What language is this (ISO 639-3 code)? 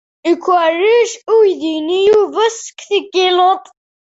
kab